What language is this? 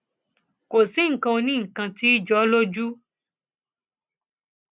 Yoruba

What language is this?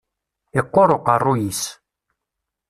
Kabyle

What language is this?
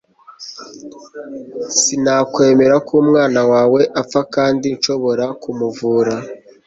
Kinyarwanda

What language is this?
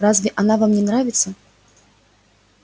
Russian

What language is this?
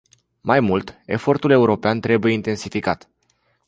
Romanian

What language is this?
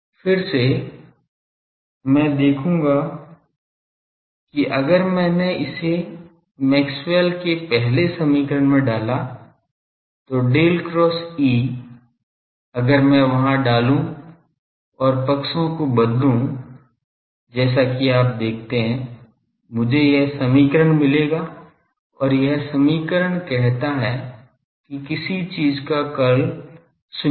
Hindi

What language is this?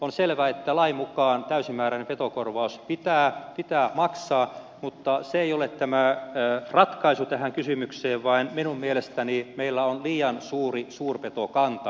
Finnish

